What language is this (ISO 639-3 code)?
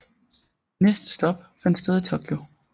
dan